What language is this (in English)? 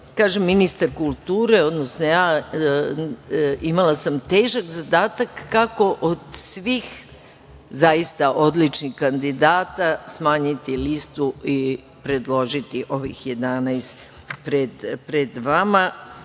Serbian